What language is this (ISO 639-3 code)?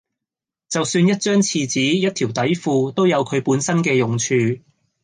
yue